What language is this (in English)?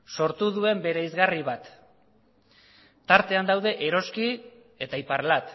Basque